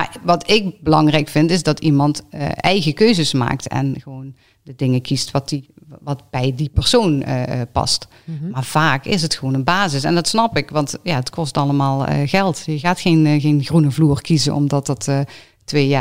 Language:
Dutch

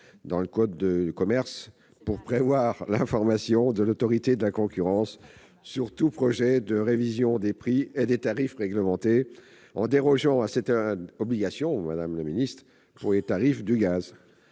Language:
French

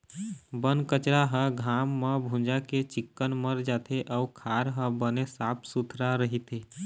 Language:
Chhattisgarhi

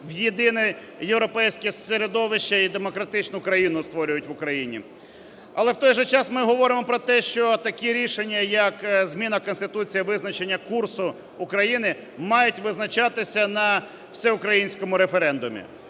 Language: Ukrainian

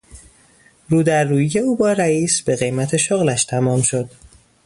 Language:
Persian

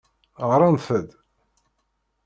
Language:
Kabyle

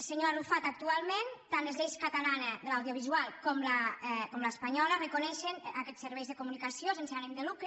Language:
Catalan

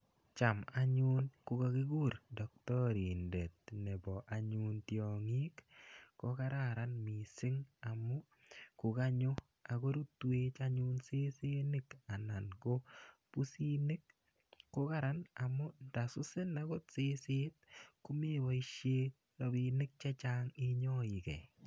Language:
Kalenjin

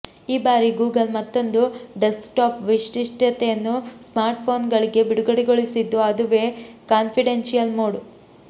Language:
Kannada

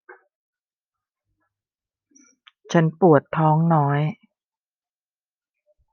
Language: Thai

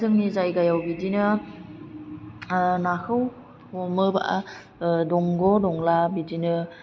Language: Bodo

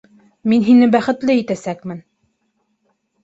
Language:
Bashkir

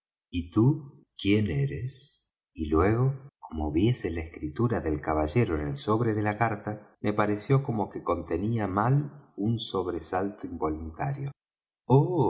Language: Spanish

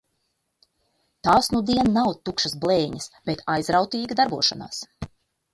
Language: Latvian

